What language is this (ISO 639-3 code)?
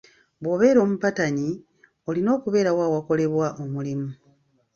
lug